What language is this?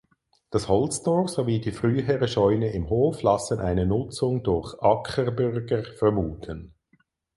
German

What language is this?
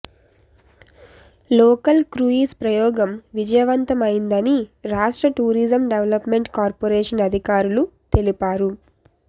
Telugu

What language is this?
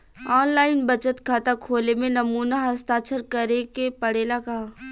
Bhojpuri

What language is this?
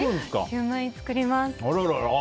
Japanese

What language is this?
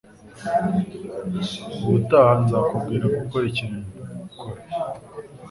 Kinyarwanda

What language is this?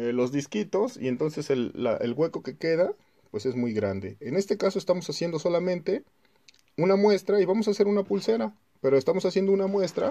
Spanish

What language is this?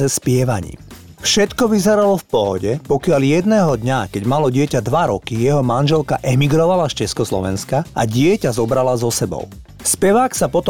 Slovak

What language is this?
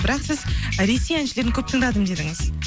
Kazakh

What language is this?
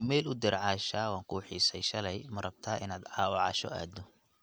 Somali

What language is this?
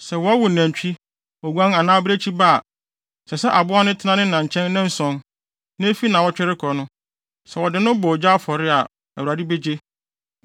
Akan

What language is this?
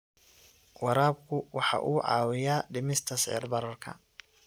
Somali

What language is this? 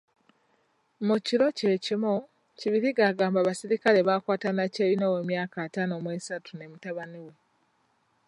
Ganda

